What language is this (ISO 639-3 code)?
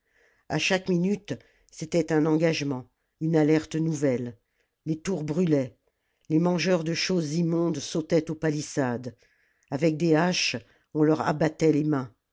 fra